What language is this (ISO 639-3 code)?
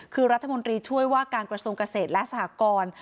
tha